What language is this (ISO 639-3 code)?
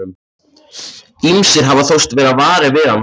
isl